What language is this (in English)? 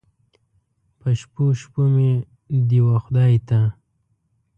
Pashto